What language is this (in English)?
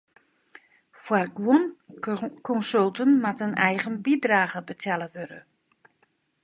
Western Frisian